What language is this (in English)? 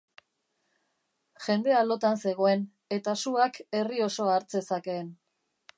Basque